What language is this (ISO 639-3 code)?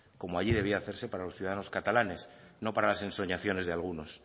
spa